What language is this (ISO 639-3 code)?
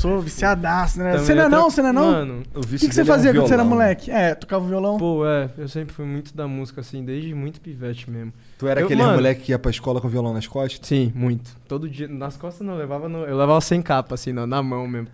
por